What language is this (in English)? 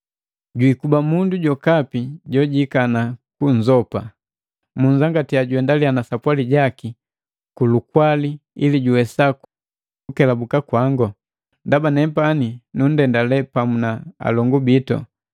Matengo